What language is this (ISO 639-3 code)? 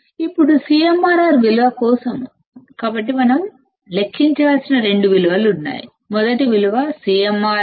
tel